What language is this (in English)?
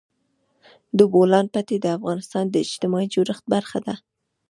Pashto